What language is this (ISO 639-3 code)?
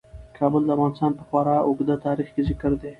pus